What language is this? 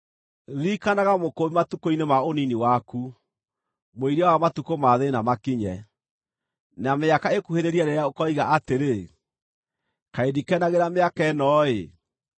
Kikuyu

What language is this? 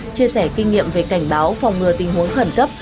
Vietnamese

